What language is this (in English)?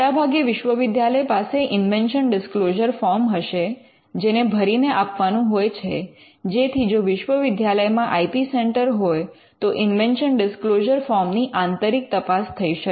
Gujarati